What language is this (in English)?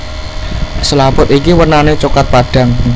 Javanese